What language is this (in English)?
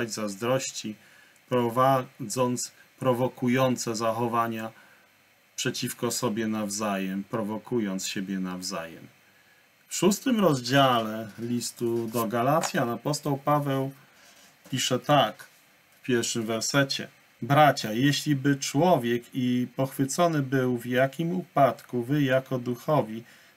Polish